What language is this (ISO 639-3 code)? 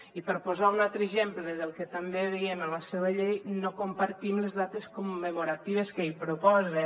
cat